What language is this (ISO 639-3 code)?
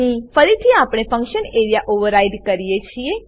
guj